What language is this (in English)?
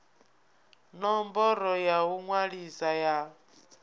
Venda